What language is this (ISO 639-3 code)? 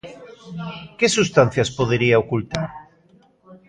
glg